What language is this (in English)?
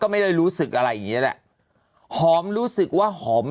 Thai